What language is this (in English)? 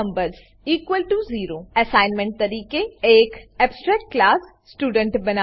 Gujarati